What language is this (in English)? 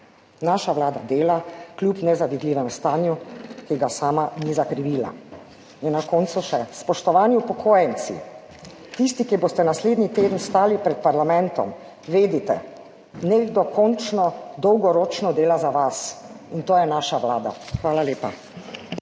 Slovenian